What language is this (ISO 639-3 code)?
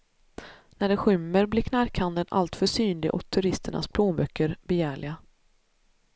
swe